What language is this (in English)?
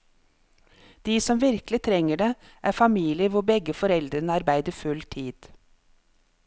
Norwegian